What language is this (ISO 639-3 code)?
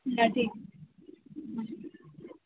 mar